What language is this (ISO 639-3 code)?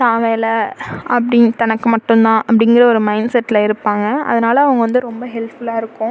tam